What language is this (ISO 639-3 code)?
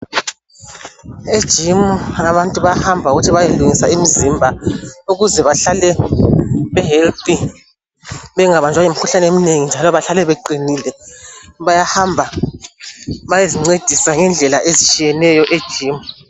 nde